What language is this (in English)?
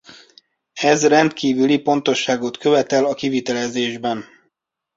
Hungarian